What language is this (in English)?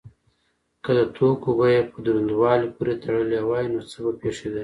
Pashto